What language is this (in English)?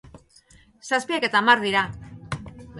Basque